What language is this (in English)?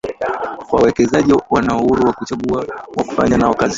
Swahili